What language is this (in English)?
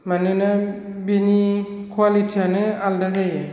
Bodo